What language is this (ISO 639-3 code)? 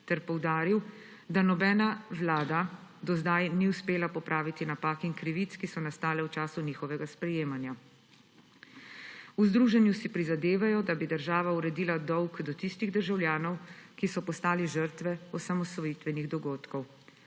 slv